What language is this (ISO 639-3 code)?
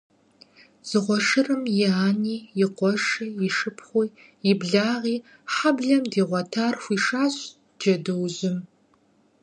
kbd